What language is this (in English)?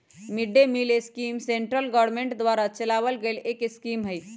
Magahi